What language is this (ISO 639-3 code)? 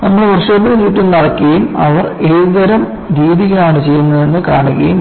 mal